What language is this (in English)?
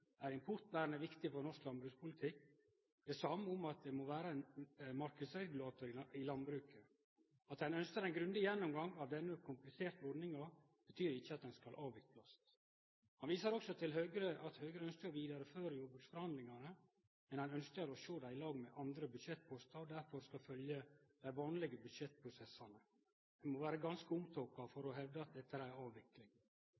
Norwegian Nynorsk